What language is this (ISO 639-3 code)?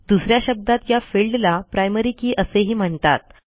mar